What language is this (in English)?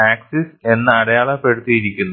Malayalam